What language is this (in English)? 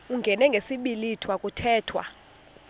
Xhosa